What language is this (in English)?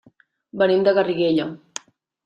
Catalan